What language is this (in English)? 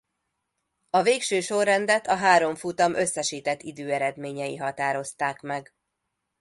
Hungarian